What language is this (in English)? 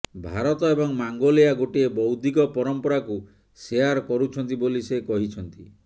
Odia